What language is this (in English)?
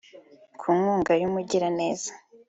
Kinyarwanda